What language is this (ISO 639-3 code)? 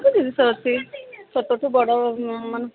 ori